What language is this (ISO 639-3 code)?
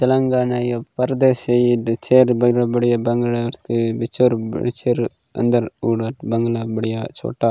gon